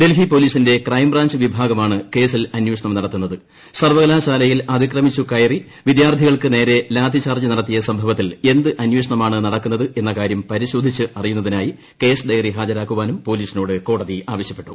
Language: Malayalam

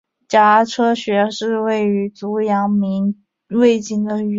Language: Chinese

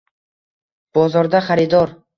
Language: Uzbek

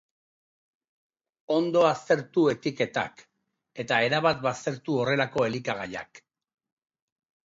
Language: Basque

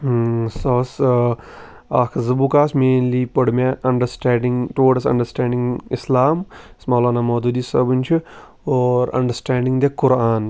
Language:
Kashmiri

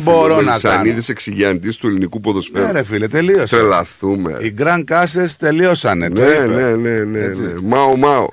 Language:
Greek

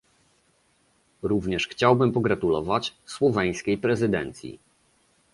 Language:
Polish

